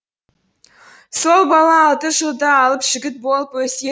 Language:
Kazakh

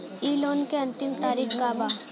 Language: Bhojpuri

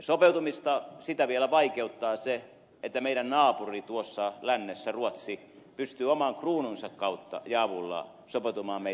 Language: Finnish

